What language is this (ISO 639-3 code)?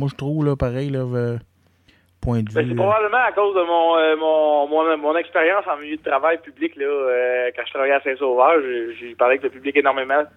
fra